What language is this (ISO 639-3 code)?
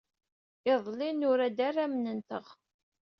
kab